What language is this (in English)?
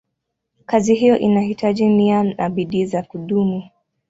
Swahili